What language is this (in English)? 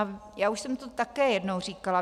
Czech